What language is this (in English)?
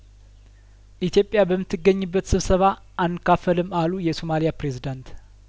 Amharic